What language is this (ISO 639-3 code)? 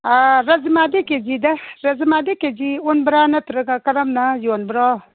mni